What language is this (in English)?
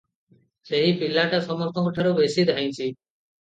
Odia